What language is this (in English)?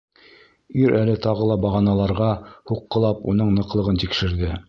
Bashkir